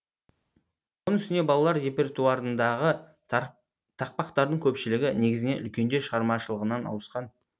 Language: Kazakh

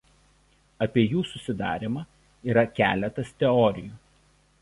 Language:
Lithuanian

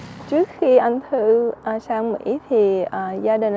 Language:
Vietnamese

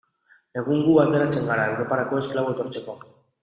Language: Basque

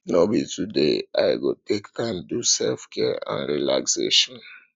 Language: Nigerian Pidgin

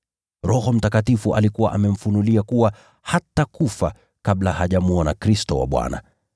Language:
Swahili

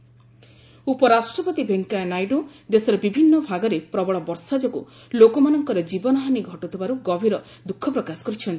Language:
Odia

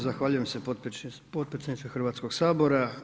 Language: Croatian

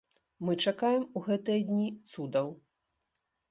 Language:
Belarusian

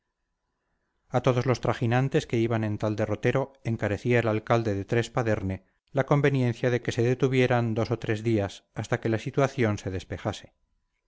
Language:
Spanish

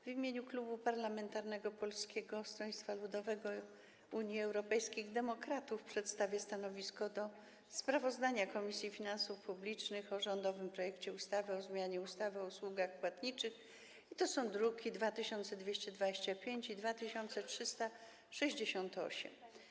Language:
Polish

